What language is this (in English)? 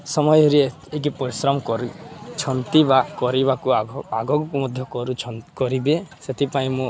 Odia